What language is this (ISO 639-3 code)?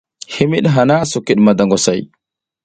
giz